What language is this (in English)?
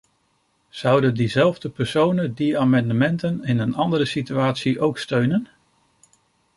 Dutch